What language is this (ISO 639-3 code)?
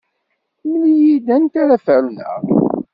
kab